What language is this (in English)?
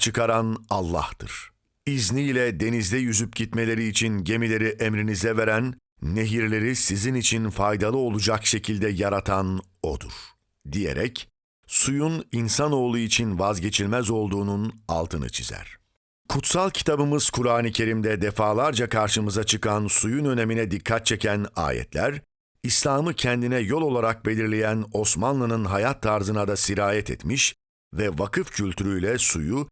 Turkish